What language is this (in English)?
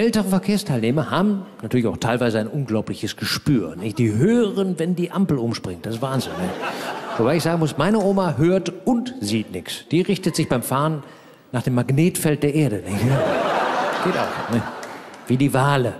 German